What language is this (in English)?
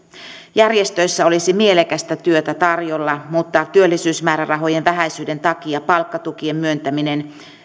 Finnish